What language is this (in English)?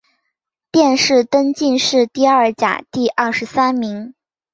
Chinese